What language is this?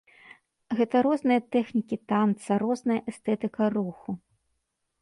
Belarusian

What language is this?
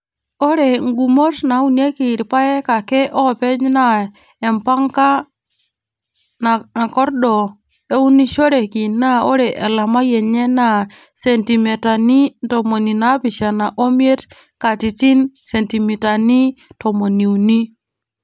Masai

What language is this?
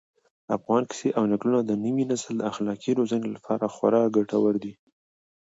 Pashto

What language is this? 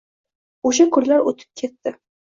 Uzbek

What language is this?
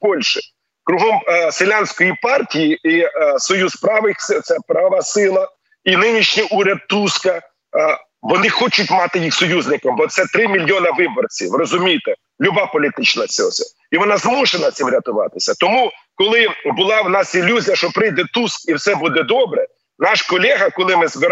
Ukrainian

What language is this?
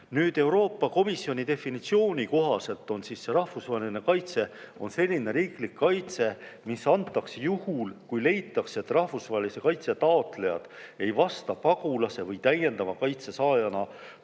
Estonian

